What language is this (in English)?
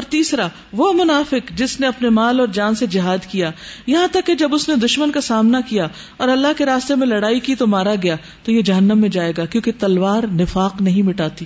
Urdu